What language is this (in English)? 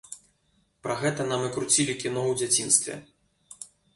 Belarusian